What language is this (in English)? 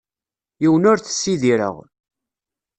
Kabyle